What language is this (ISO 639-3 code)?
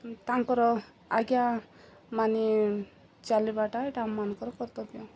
ori